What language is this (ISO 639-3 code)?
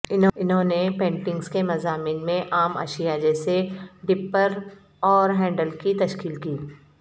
urd